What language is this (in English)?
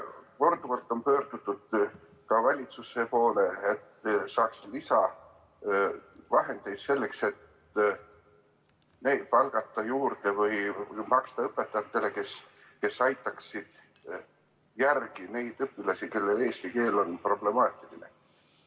Estonian